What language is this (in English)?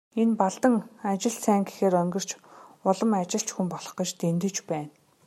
Mongolian